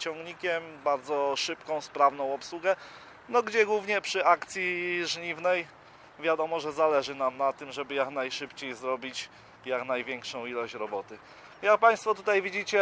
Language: Polish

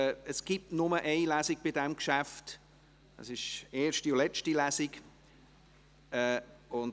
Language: Swiss German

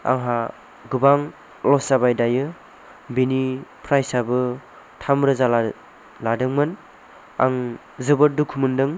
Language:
Bodo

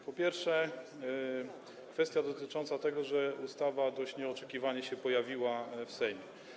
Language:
Polish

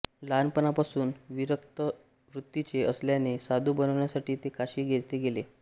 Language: Marathi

